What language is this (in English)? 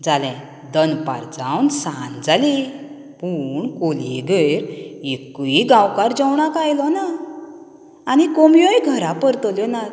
Konkani